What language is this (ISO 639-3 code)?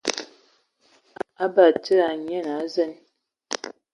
ewo